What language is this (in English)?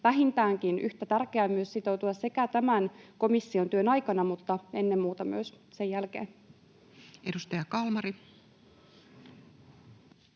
Finnish